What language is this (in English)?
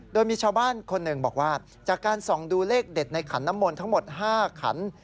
Thai